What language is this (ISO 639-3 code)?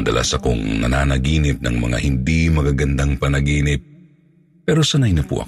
fil